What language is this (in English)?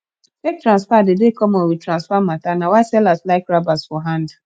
Nigerian Pidgin